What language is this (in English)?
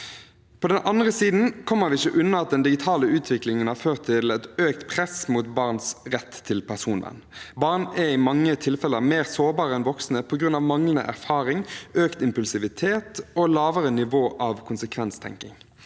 Norwegian